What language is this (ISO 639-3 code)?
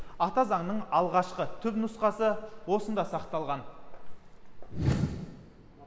kaz